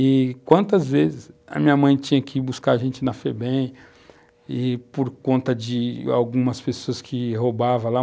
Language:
Portuguese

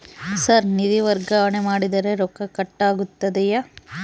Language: Kannada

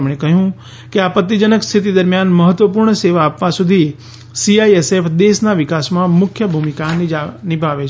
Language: Gujarati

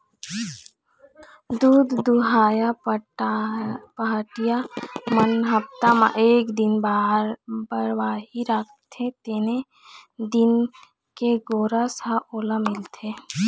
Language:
Chhattisgarhi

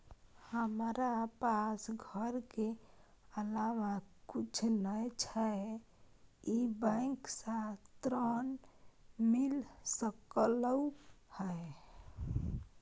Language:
Maithili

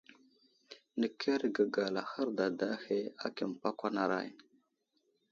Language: Wuzlam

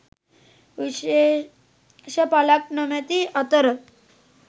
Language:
Sinhala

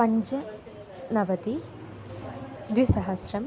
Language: Sanskrit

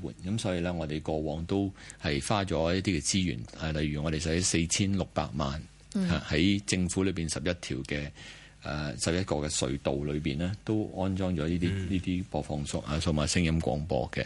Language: Chinese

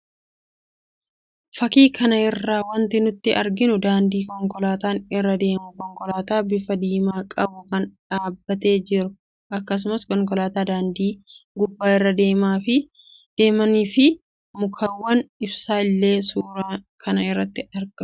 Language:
Oromo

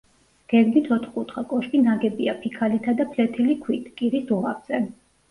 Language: Georgian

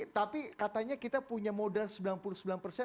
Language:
Indonesian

